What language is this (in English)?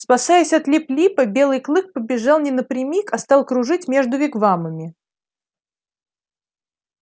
Russian